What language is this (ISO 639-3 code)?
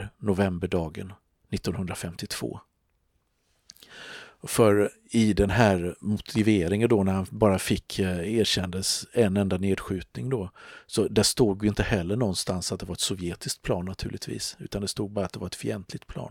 swe